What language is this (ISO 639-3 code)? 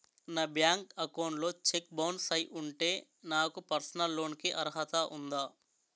tel